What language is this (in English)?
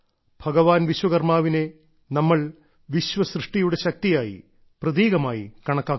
Malayalam